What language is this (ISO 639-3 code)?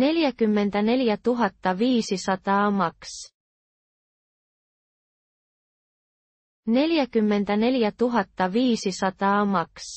fin